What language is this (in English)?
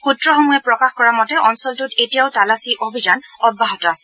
Assamese